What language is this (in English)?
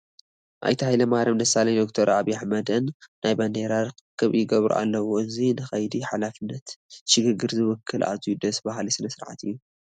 Tigrinya